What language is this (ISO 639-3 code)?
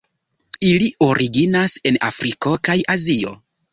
epo